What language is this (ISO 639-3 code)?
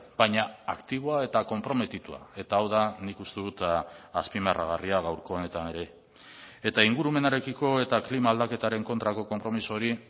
eus